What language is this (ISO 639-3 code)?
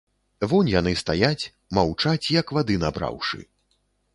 bel